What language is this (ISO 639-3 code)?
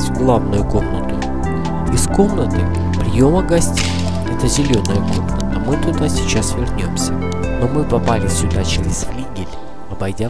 rus